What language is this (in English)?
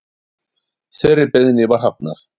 Icelandic